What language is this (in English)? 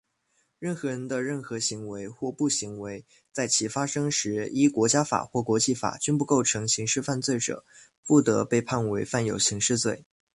Chinese